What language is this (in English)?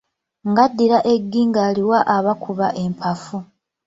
Ganda